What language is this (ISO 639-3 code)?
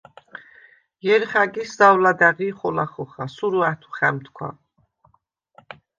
sva